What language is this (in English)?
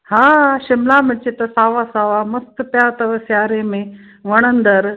Sindhi